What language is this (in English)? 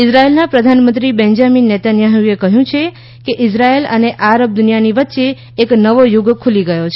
Gujarati